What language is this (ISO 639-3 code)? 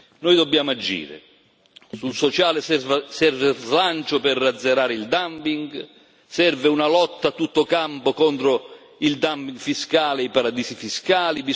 ita